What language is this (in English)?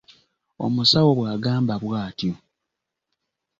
Ganda